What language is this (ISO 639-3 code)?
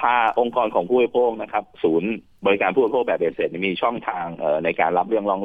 tha